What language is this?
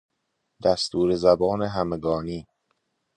Persian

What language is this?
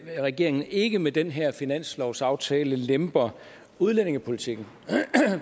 Danish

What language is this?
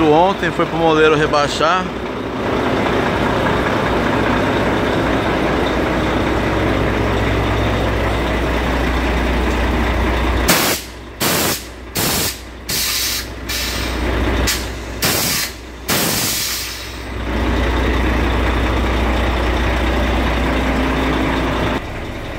Portuguese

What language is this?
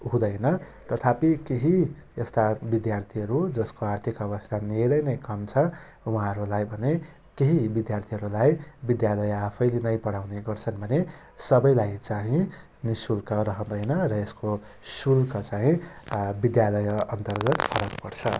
Nepali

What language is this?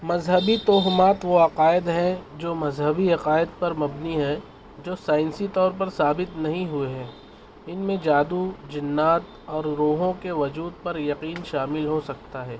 Urdu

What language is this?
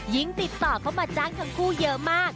Thai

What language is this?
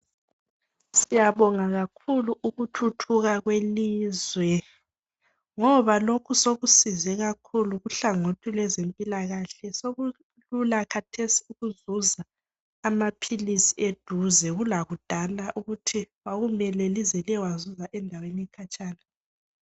North Ndebele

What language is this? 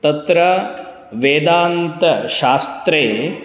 Sanskrit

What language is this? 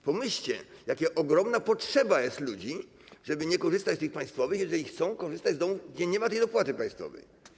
Polish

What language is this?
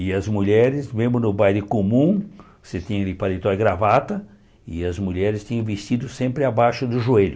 Portuguese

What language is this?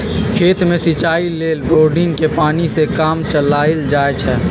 Magahi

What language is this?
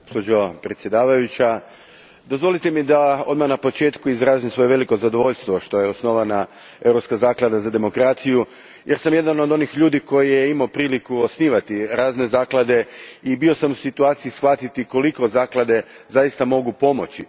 Croatian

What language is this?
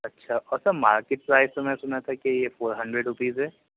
Urdu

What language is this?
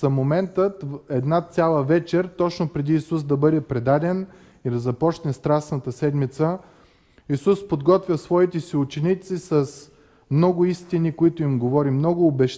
Bulgarian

